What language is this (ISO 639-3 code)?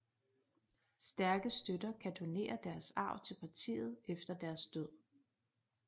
dan